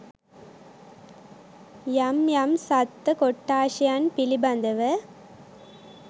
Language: Sinhala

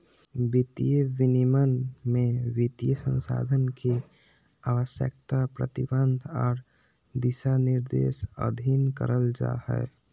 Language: Magahi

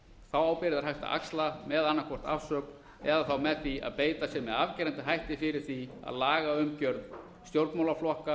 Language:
Icelandic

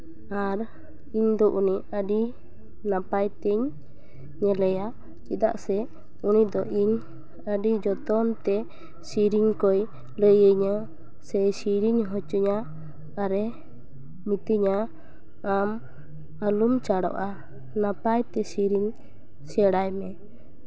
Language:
Santali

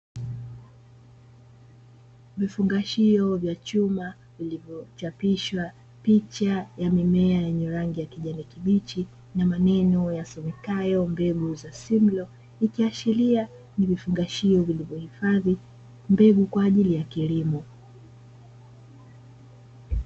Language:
Swahili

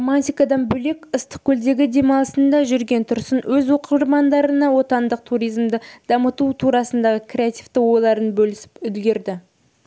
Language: Kazakh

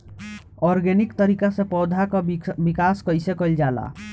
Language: Bhojpuri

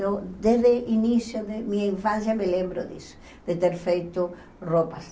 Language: Portuguese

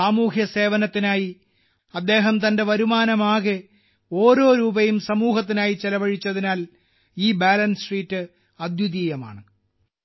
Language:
Malayalam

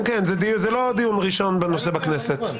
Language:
Hebrew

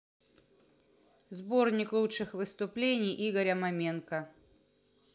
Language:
Russian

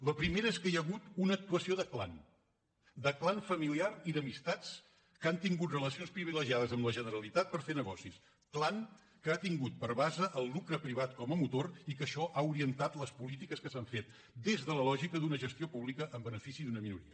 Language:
Catalan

